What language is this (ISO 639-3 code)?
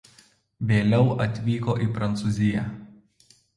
lit